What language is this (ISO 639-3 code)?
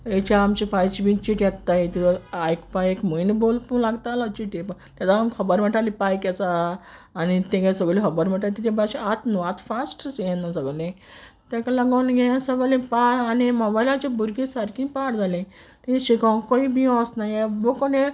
kok